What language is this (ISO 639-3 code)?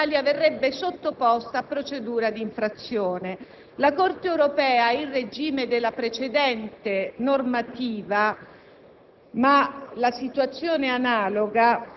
ita